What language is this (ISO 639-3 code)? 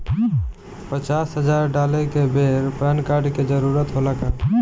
bho